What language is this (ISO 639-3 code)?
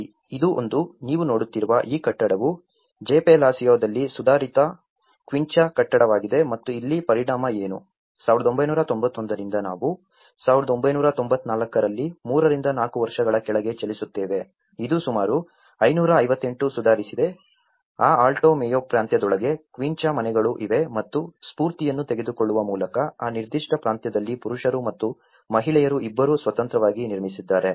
kan